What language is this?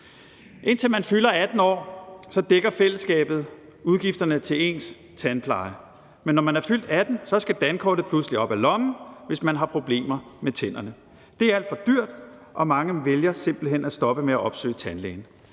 Danish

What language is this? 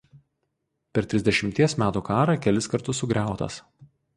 Lithuanian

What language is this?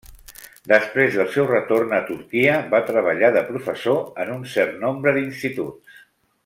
Catalan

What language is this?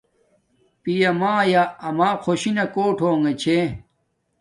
Domaaki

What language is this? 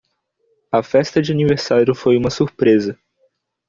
Portuguese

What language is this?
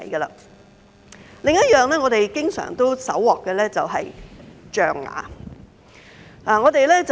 Cantonese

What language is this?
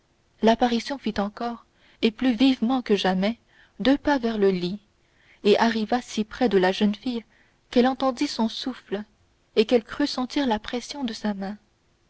French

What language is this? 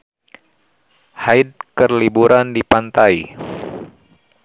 Sundanese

